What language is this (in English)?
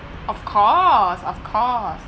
English